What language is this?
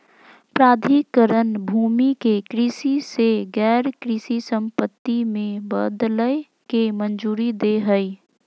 Magahi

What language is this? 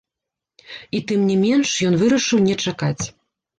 Belarusian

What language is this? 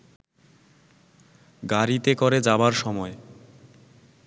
Bangla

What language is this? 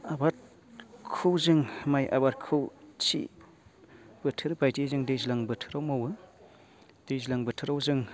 Bodo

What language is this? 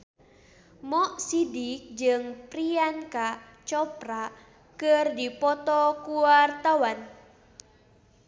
Sundanese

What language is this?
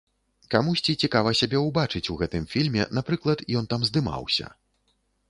Belarusian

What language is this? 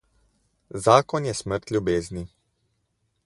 Slovenian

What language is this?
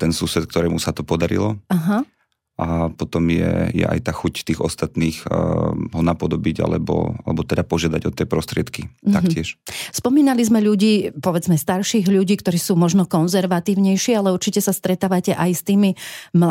Slovak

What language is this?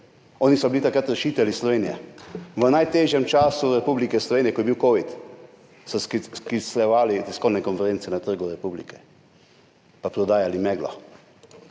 Slovenian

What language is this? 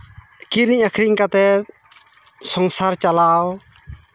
Santali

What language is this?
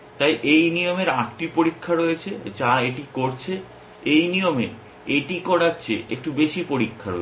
Bangla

